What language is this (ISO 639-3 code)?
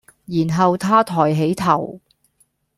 yue